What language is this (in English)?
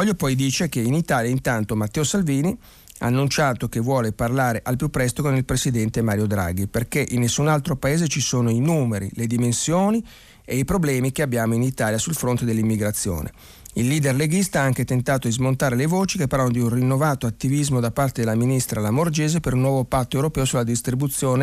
Italian